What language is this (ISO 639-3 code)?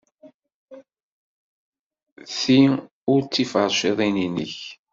kab